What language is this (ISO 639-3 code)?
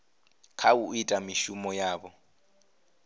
ven